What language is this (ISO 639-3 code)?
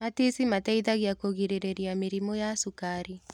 kik